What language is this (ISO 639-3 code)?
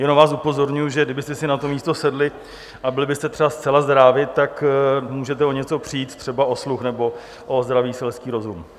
ces